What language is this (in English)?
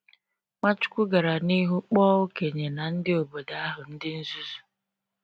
Igbo